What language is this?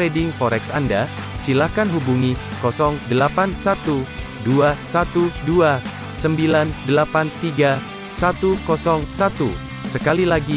Indonesian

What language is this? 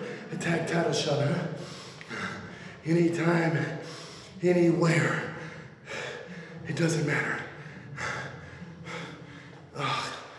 Japanese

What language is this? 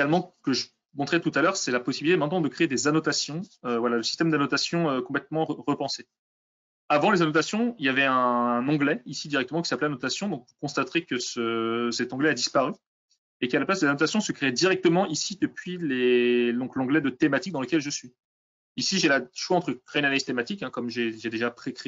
French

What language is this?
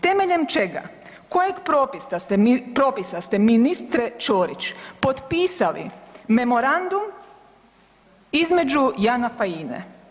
Croatian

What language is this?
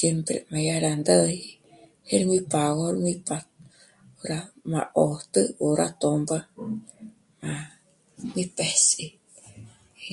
Michoacán Mazahua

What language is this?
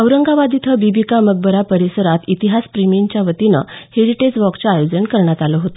Marathi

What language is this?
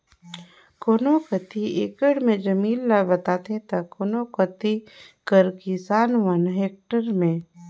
Chhattisgarhi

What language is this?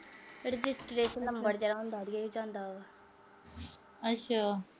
Punjabi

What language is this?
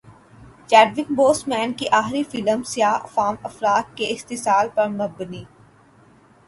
Urdu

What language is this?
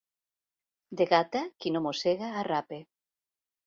Catalan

